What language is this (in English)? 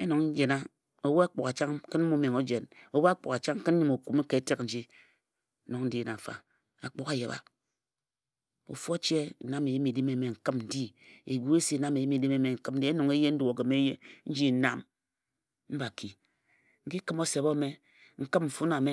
Ejagham